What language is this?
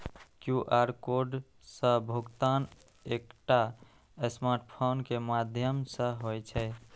Maithili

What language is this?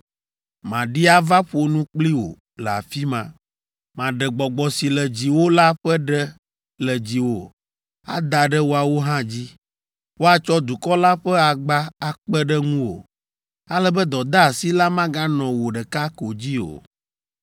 Ewe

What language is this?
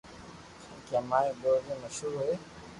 Loarki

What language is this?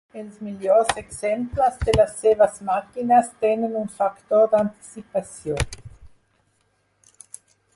Catalan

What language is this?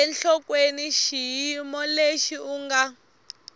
Tsonga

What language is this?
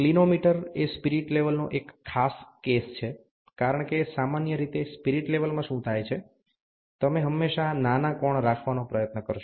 Gujarati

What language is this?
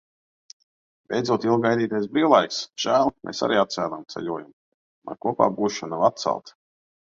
Latvian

